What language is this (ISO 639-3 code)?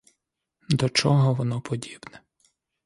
ukr